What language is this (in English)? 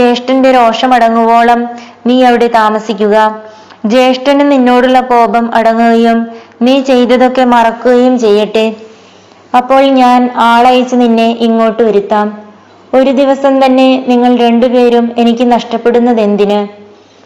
Malayalam